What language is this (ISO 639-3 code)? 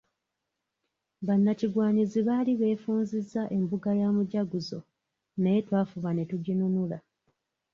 lug